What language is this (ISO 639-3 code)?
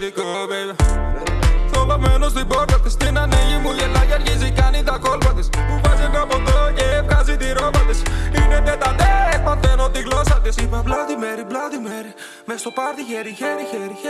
ell